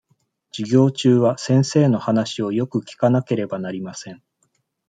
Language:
Japanese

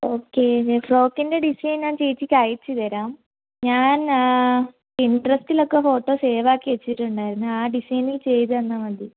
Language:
Malayalam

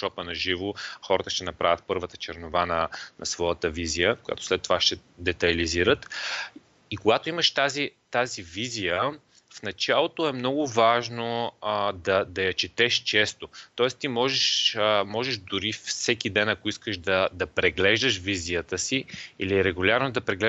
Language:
Bulgarian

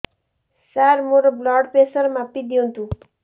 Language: Odia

